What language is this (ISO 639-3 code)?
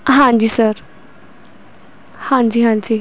pan